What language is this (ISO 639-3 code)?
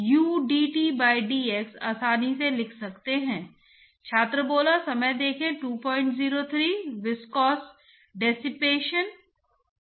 hin